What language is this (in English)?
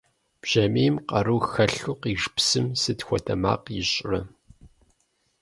Kabardian